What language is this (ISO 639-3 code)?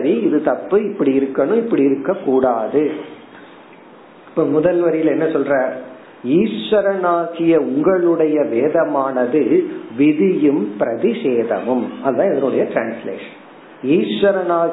tam